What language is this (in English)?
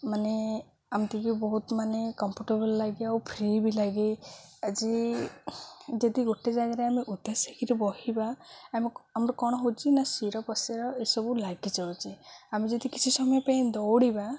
Odia